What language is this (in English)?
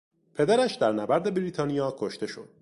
Persian